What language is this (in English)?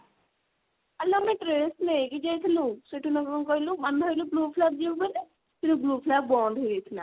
Odia